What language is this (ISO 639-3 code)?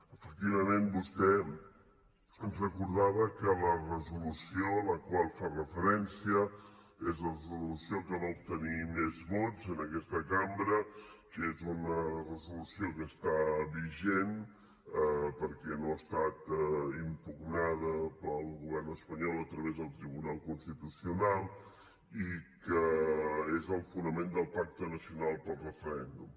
cat